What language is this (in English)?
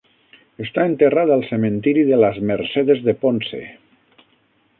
Catalan